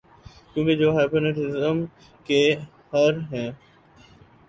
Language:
Urdu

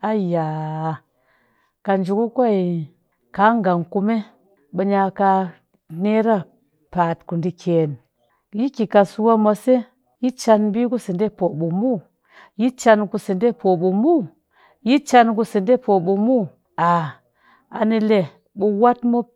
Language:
Cakfem-Mushere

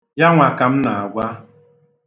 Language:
Igbo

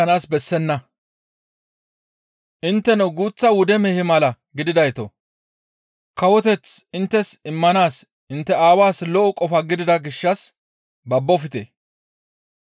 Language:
Gamo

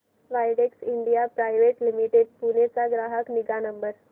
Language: Marathi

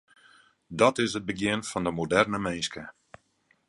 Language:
Western Frisian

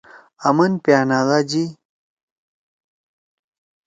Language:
Torwali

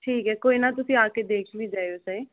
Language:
Punjabi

